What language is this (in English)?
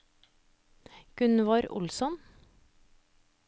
Norwegian